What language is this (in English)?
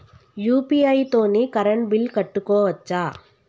Telugu